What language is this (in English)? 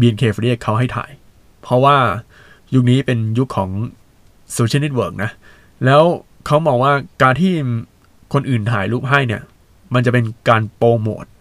Thai